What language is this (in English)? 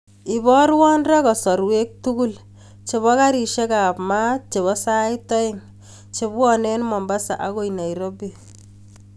Kalenjin